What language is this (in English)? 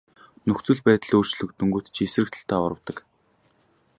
Mongolian